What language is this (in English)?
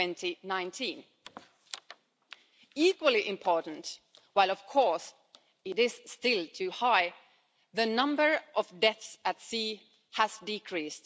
English